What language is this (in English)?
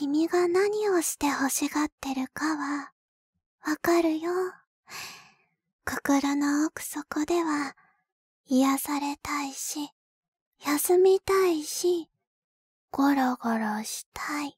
Japanese